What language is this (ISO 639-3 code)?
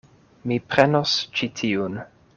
epo